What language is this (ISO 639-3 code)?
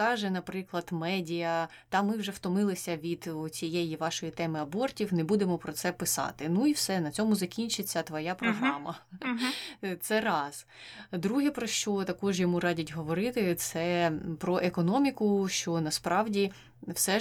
ukr